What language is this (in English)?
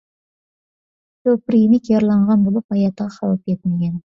Uyghur